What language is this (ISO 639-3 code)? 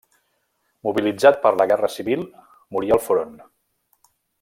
cat